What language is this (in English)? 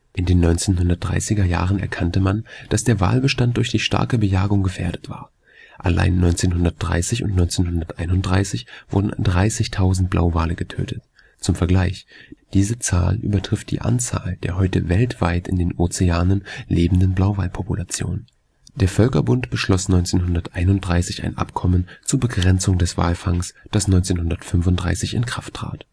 German